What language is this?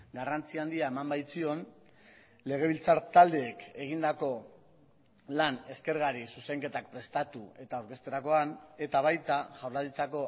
Basque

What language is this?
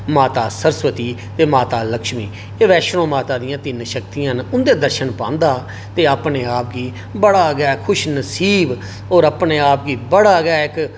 Dogri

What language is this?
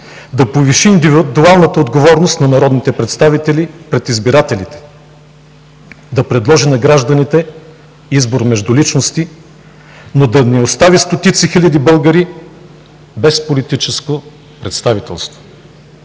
Bulgarian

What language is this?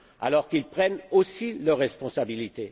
French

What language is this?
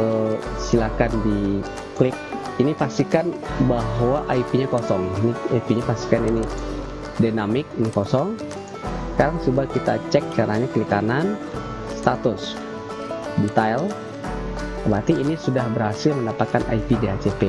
Indonesian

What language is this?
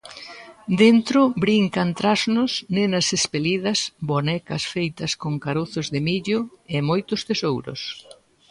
Galician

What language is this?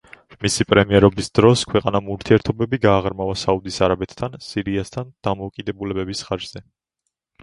Georgian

